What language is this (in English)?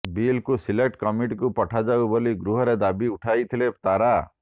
Odia